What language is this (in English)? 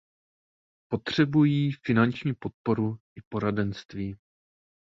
Czech